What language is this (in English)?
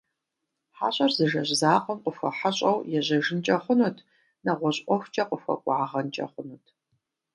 Kabardian